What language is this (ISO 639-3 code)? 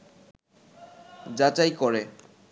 ben